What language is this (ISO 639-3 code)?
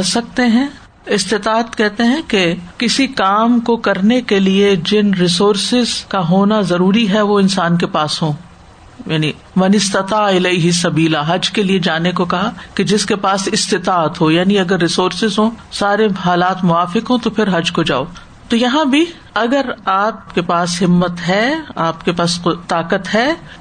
urd